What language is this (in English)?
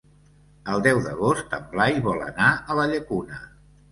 Catalan